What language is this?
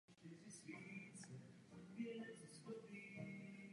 Czech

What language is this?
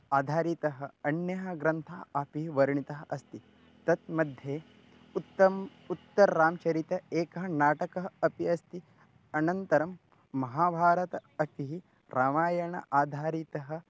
Sanskrit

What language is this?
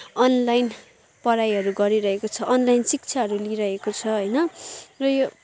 Nepali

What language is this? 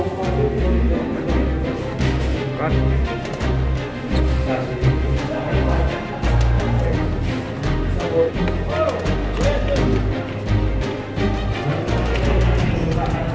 Indonesian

